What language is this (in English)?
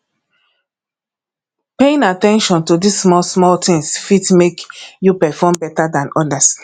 Nigerian Pidgin